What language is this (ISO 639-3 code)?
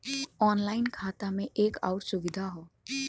bho